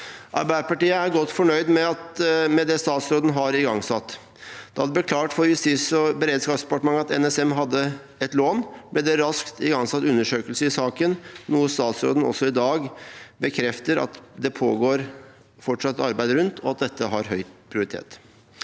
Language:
Norwegian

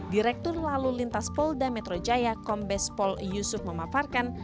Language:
Indonesian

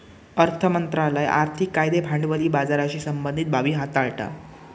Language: Marathi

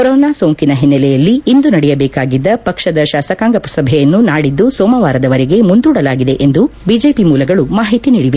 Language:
Kannada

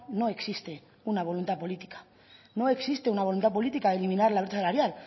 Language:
Spanish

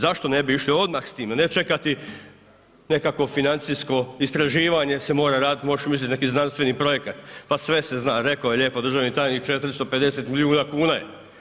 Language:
Croatian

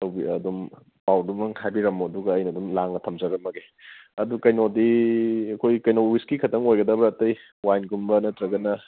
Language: Manipuri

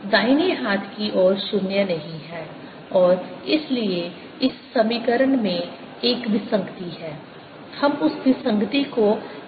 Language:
Hindi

